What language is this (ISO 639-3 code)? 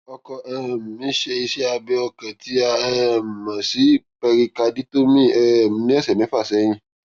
yor